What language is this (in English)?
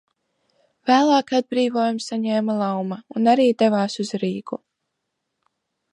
Latvian